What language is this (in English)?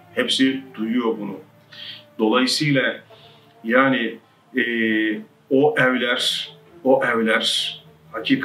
Turkish